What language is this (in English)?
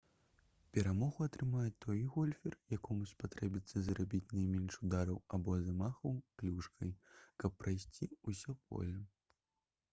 Belarusian